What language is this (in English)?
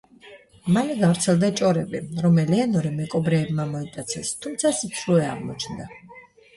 Georgian